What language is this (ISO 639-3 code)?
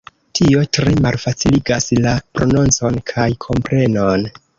epo